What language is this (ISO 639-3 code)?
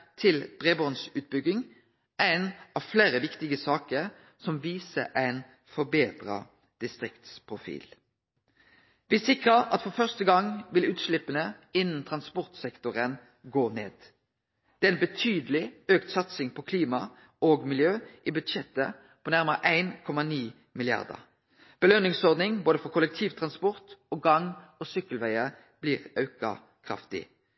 nno